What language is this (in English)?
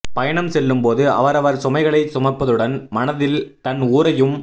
Tamil